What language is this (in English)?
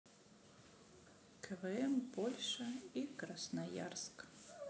Russian